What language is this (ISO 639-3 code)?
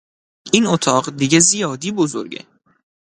fas